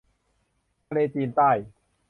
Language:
Thai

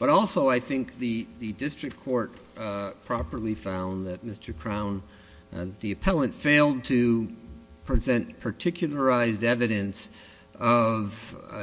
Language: English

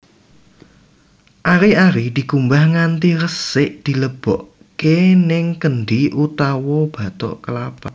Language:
Javanese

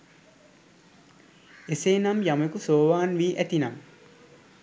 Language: Sinhala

